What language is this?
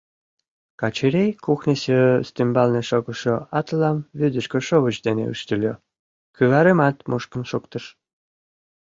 Mari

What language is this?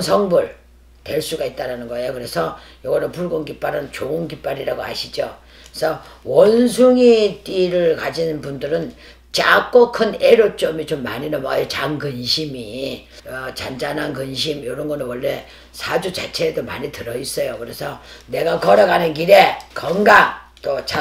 Korean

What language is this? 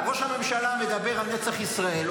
Hebrew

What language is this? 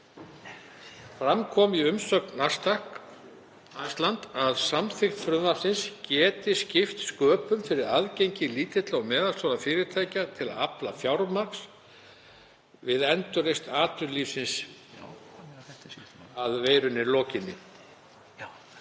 Icelandic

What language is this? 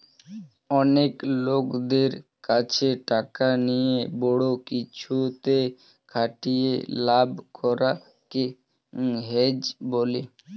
Bangla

